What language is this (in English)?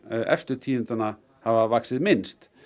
Icelandic